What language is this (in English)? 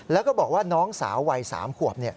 Thai